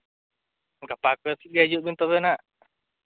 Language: Santali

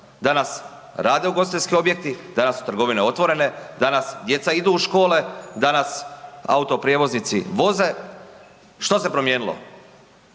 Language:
Croatian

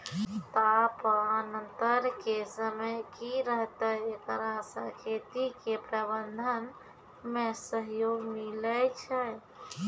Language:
Maithili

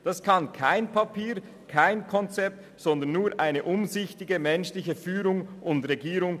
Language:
Swiss German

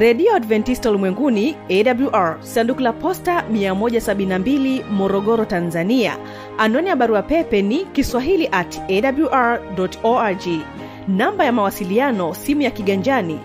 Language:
Swahili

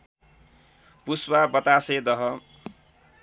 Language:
Nepali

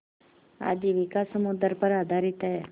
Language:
Hindi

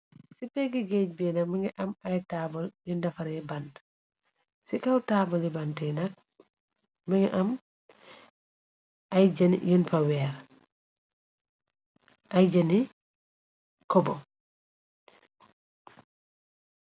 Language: Wolof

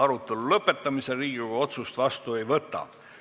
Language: Estonian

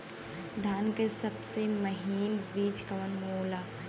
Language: Bhojpuri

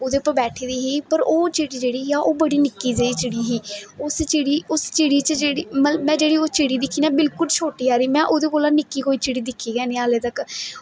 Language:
Dogri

